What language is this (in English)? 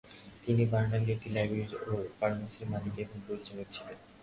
Bangla